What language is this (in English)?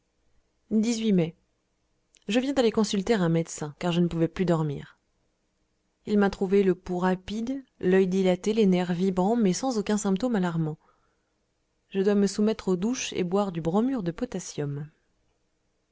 French